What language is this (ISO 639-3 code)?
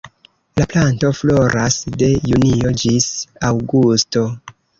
epo